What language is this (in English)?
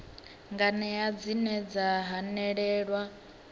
Venda